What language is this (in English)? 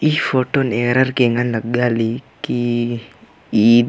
Kurukh